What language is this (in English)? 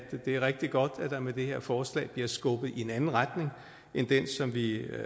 Danish